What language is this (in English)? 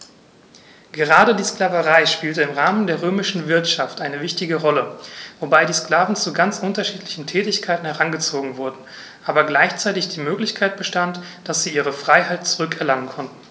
German